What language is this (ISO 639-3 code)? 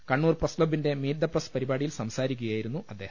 mal